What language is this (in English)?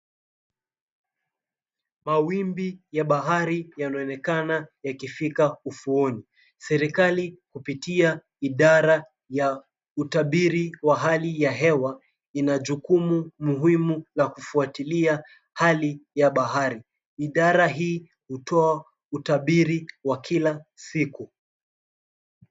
Swahili